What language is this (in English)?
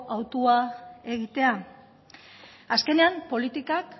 Basque